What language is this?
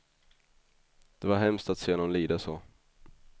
Swedish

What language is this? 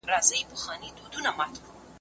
Pashto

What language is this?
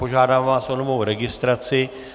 Czech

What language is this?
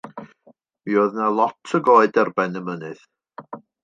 Welsh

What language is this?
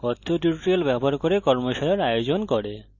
Bangla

